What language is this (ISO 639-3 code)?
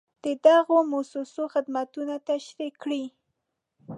pus